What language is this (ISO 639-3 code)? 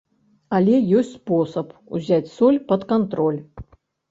bel